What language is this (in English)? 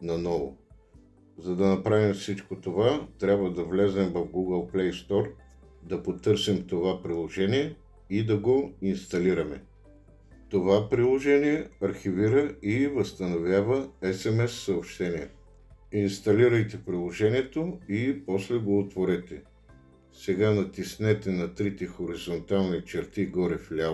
Bulgarian